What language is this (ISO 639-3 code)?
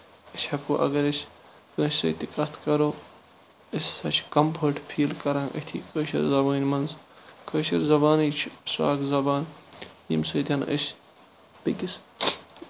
kas